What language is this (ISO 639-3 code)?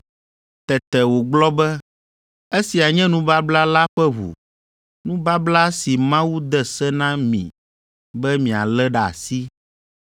ewe